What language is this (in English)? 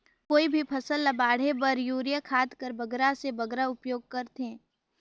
Chhattisgarhi